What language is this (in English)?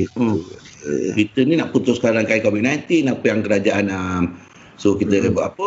Malay